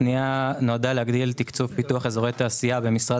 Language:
Hebrew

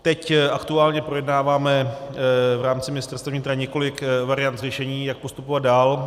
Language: Czech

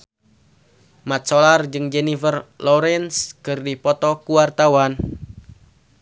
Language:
Sundanese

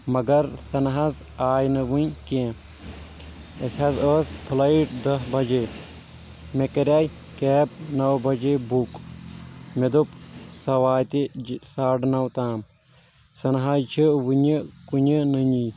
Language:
Kashmiri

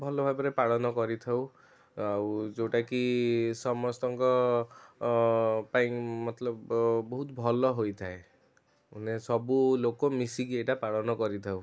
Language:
Odia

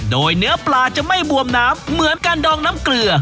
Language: Thai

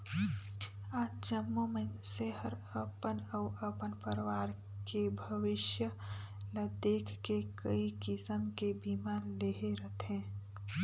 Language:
Chhattisgarhi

